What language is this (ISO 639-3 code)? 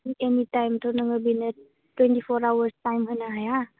brx